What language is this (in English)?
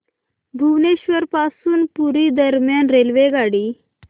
Marathi